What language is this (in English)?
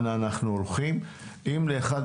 Hebrew